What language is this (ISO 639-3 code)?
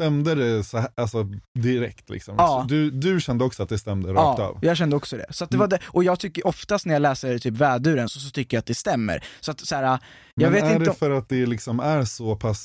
swe